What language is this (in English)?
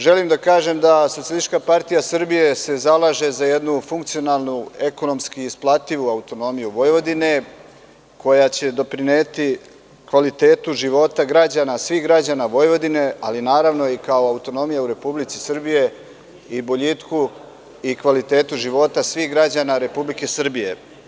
Serbian